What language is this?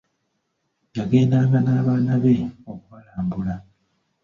Ganda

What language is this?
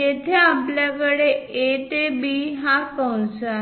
Marathi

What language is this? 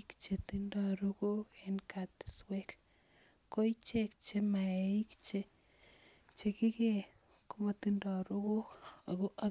Kalenjin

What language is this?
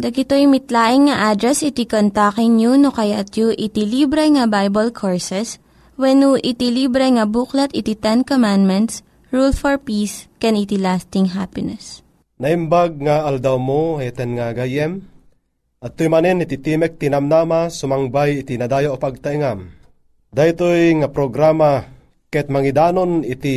Filipino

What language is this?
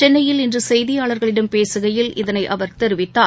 Tamil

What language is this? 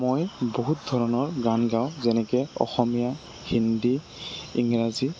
Assamese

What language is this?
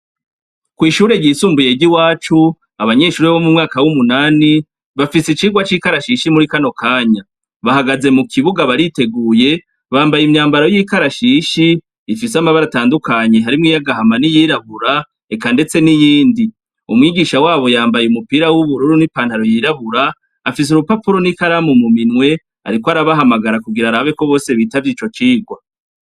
Rundi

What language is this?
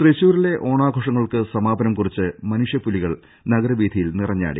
Malayalam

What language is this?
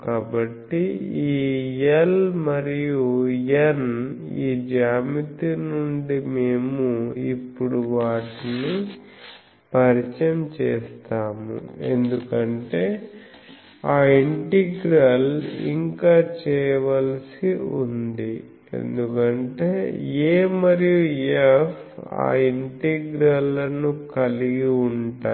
Telugu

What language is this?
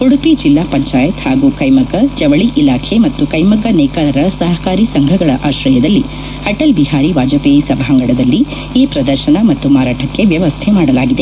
Kannada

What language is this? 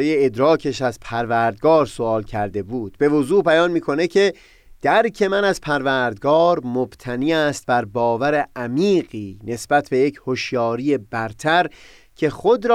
Persian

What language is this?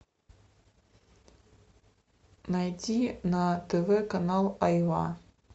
Russian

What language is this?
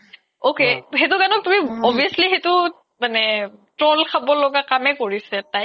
Assamese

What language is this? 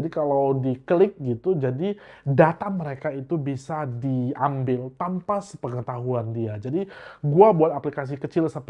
Indonesian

